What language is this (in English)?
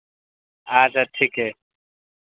Maithili